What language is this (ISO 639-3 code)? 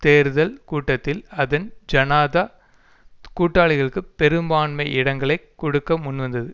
tam